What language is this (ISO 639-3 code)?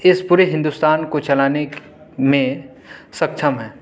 urd